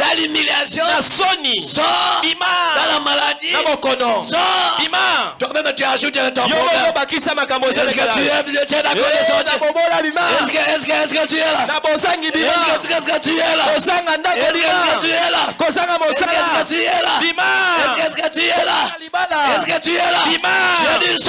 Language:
French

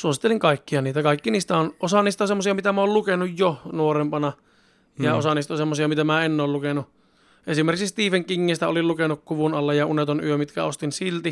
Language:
Finnish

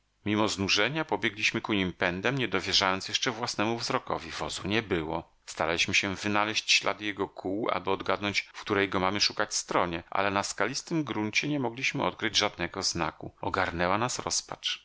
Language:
Polish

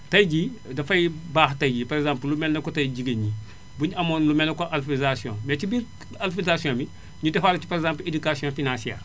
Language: Wolof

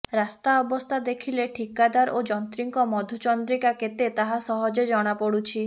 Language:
Odia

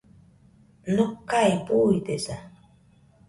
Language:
Nüpode Huitoto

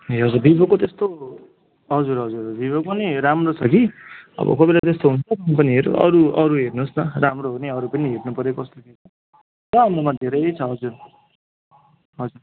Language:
Nepali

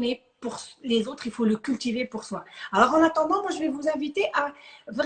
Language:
French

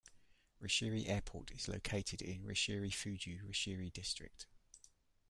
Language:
English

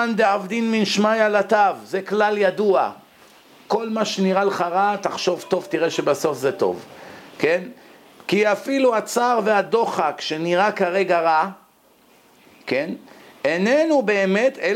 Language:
Hebrew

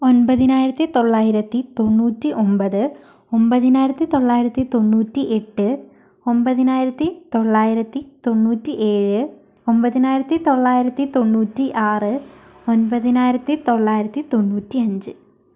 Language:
Malayalam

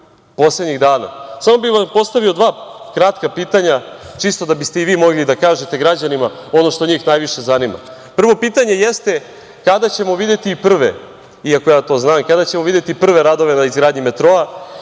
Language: Serbian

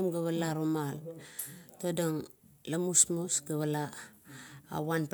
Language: Kuot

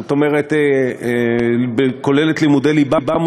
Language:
Hebrew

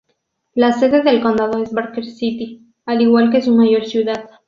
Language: Spanish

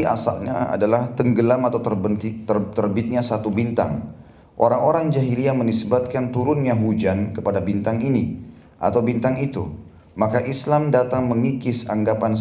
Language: Indonesian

